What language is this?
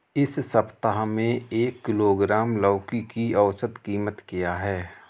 Hindi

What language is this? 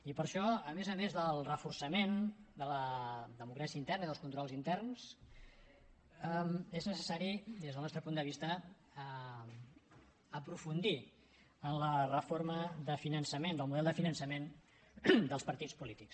Catalan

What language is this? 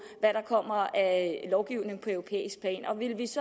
Danish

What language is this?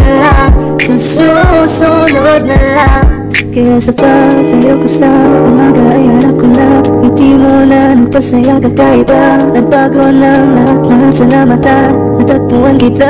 English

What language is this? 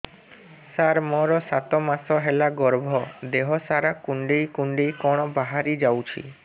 Odia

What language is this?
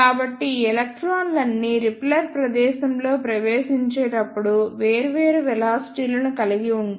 Telugu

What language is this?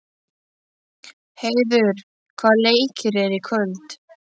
Icelandic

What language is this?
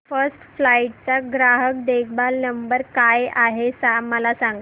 Marathi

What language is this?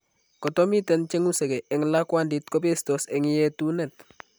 Kalenjin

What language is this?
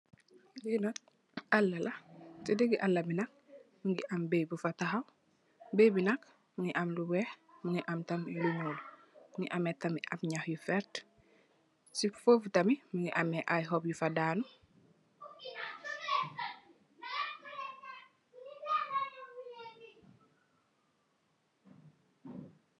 Wolof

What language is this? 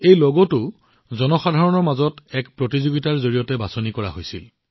Assamese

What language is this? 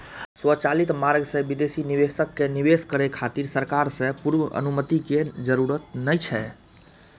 Maithili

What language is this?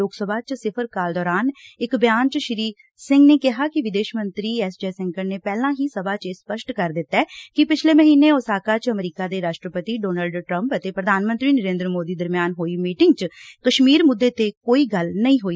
Punjabi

